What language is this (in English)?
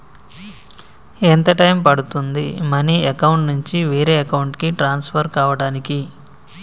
Telugu